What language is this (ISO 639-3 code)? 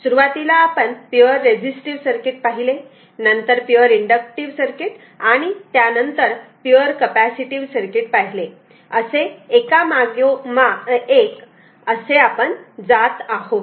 mar